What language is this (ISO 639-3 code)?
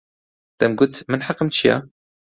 ckb